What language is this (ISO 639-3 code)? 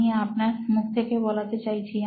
ben